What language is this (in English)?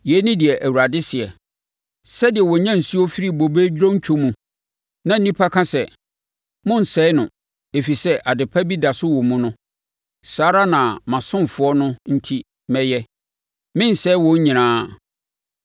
Akan